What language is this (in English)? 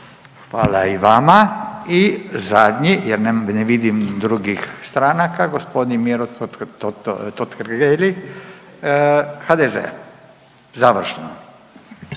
Croatian